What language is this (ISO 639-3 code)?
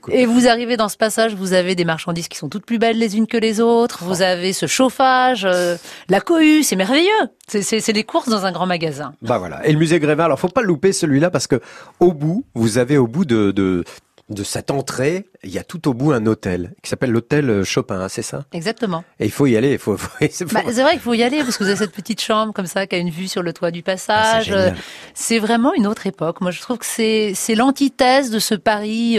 fra